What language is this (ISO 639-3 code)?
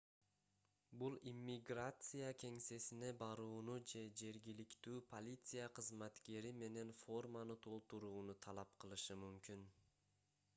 kir